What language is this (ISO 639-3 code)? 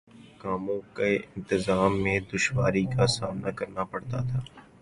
urd